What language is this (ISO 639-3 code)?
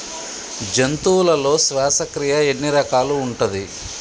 tel